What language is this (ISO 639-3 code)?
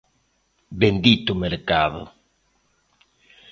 glg